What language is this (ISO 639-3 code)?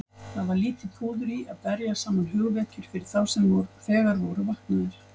isl